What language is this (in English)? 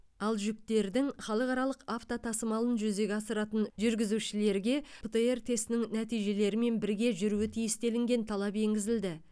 Kazakh